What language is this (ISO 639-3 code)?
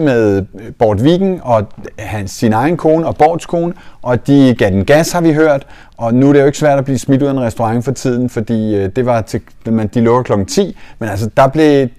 dan